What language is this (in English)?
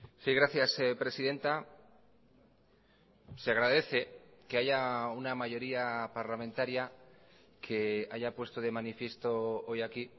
Spanish